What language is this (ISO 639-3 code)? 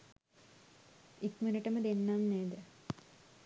sin